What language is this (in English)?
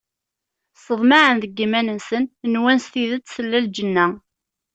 Kabyle